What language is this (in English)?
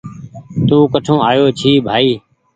Goaria